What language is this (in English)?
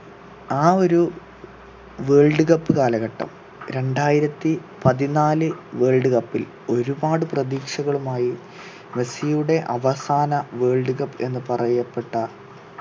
Malayalam